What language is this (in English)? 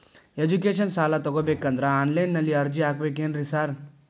Kannada